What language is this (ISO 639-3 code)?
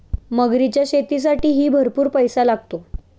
mar